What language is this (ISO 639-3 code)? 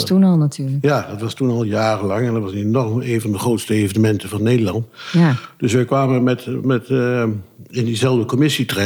nld